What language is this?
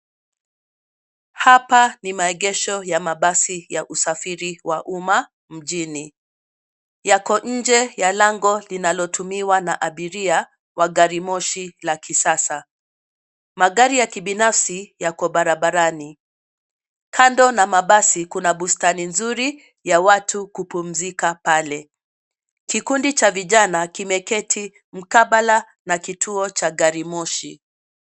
Swahili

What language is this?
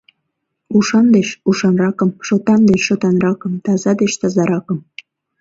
Mari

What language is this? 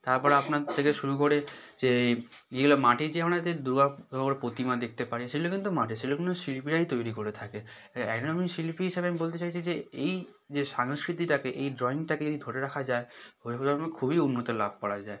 Bangla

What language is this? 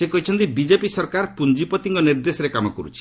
Odia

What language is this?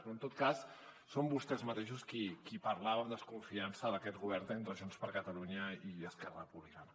Catalan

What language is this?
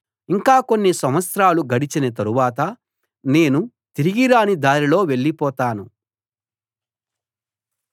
Telugu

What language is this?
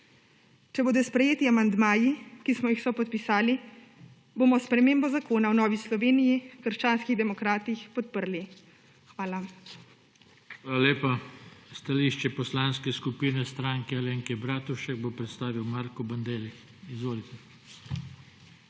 Slovenian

